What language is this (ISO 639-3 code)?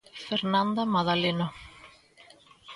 glg